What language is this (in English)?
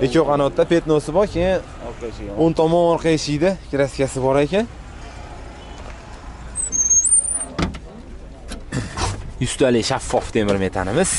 Turkish